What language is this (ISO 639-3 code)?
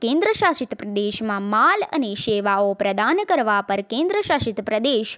guj